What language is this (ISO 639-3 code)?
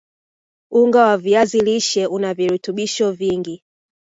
swa